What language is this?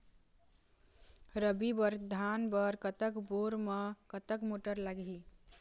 Chhattisgarhi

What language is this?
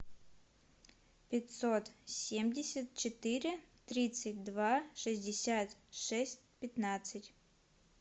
Russian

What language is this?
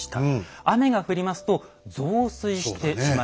Japanese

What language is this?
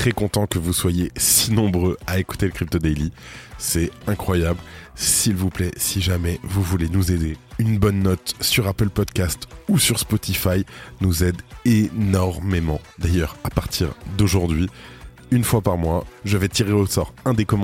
French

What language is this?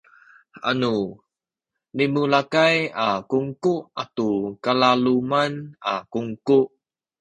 Sakizaya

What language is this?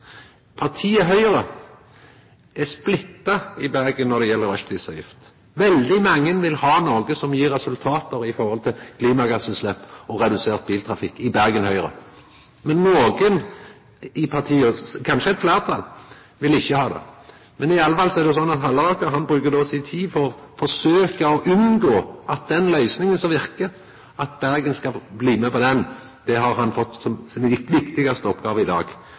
Norwegian Nynorsk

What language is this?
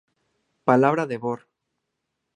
Spanish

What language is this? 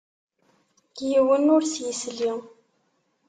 Kabyle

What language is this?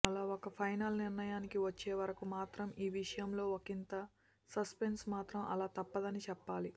Telugu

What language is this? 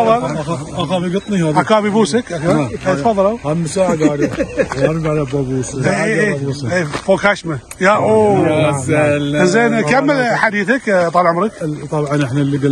Arabic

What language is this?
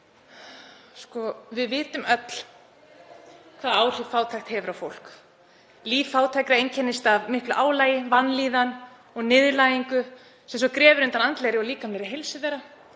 Icelandic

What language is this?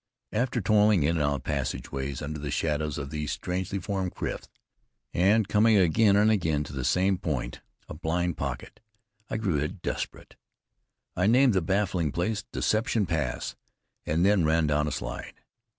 English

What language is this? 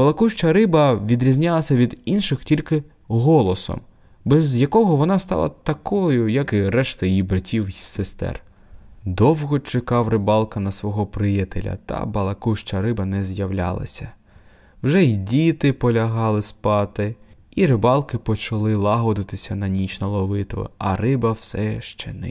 Ukrainian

